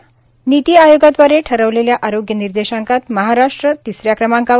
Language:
Marathi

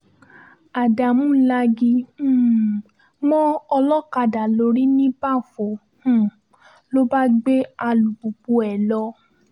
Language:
Yoruba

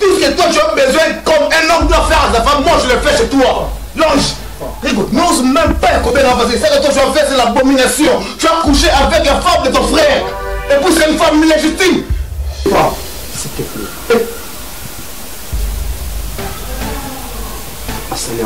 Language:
French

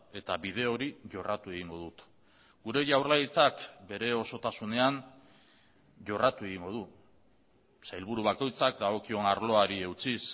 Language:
Basque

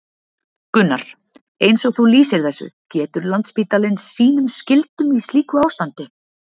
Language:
Icelandic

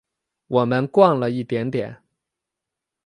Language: Chinese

